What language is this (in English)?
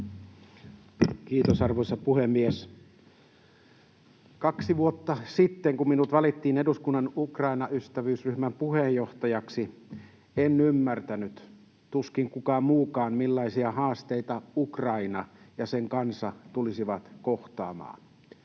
Finnish